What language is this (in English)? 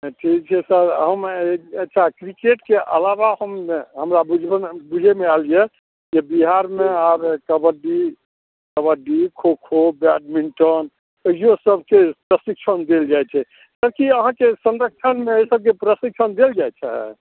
Maithili